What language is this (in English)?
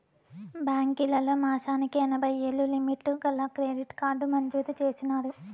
Telugu